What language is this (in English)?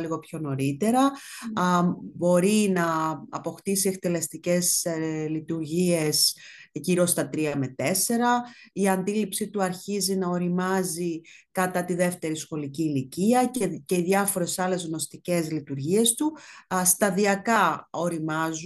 Greek